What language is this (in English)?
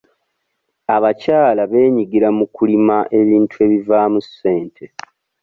Ganda